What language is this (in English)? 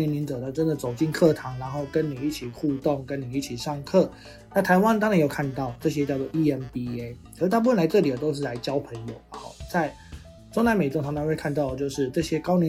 Chinese